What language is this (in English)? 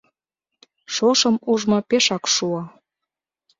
Mari